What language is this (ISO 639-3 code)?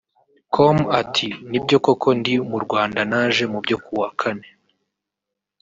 kin